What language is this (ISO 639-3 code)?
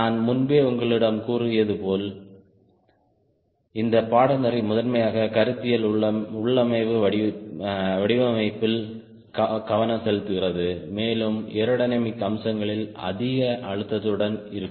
tam